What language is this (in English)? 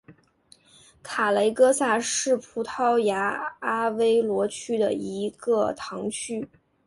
Chinese